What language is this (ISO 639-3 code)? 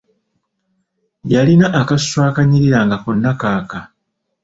lug